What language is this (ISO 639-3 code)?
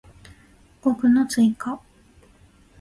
jpn